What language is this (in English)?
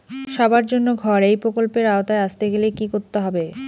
Bangla